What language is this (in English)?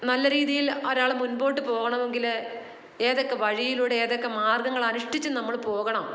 Malayalam